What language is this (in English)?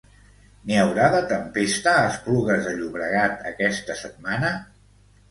Catalan